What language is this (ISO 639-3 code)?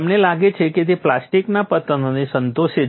guj